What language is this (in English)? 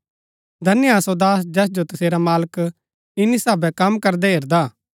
Gaddi